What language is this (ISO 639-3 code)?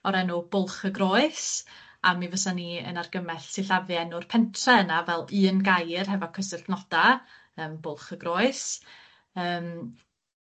cym